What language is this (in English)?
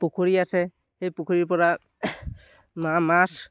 Assamese